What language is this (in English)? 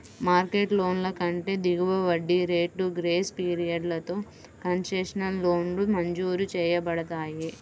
Telugu